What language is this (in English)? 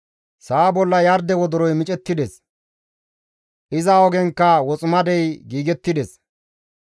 Gamo